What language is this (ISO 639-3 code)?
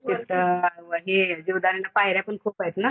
mar